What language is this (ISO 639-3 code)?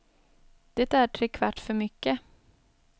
swe